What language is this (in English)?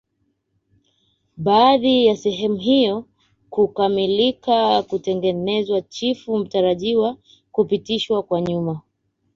Swahili